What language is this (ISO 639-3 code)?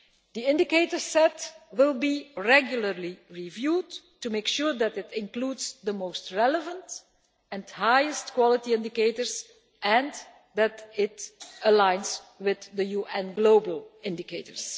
eng